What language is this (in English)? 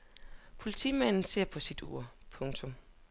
Danish